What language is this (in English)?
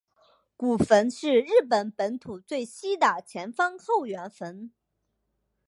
Chinese